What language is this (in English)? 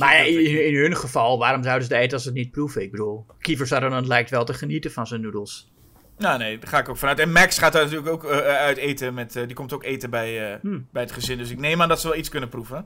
Dutch